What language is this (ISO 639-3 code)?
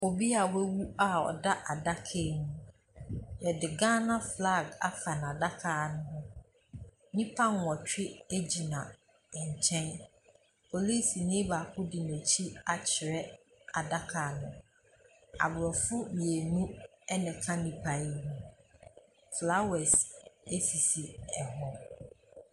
aka